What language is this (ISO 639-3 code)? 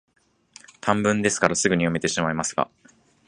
jpn